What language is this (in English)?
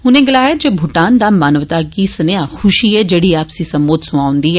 Dogri